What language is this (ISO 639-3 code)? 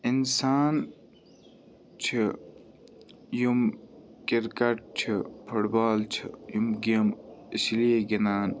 kas